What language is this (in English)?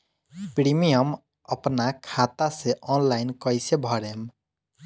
Bhojpuri